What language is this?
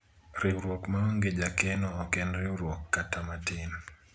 Luo (Kenya and Tanzania)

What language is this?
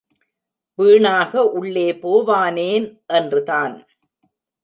Tamil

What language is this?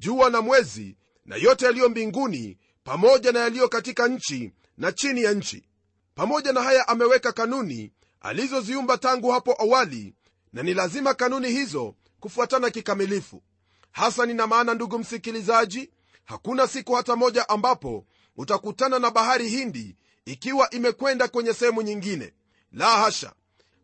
Swahili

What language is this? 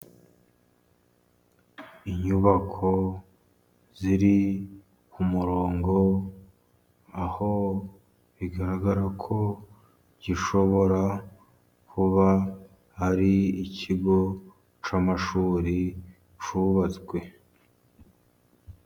Kinyarwanda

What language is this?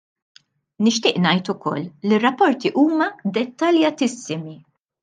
Maltese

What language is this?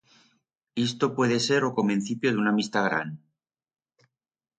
Aragonese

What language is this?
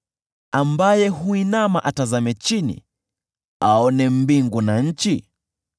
Swahili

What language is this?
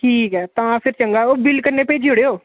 Dogri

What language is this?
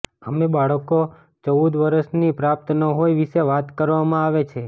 Gujarati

